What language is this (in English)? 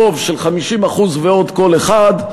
Hebrew